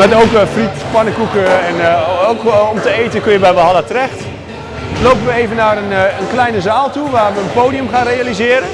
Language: Dutch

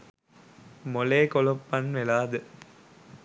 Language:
Sinhala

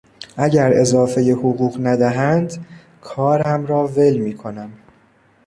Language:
Persian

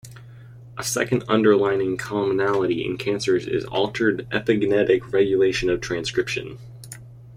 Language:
English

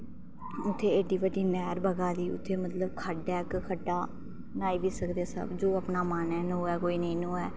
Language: Dogri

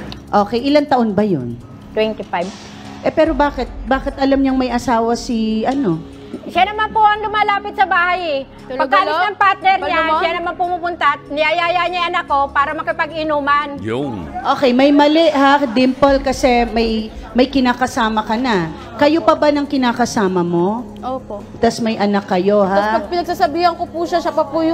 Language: Filipino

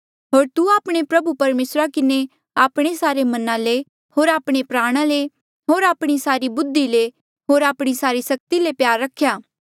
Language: Mandeali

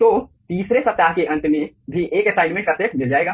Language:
Hindi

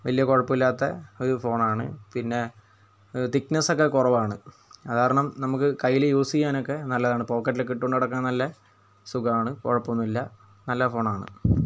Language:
Malayalam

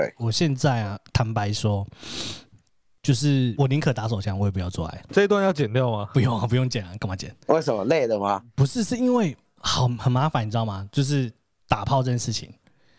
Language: Chinese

